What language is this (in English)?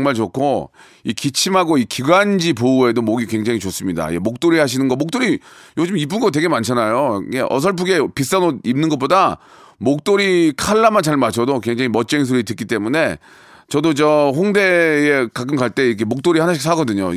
Korean